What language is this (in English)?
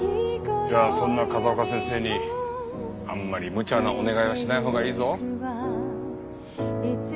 Japanese